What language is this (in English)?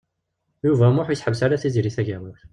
Kabyle